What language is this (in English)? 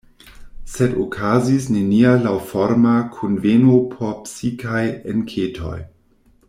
Esperanto